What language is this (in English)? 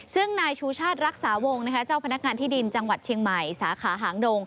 Thai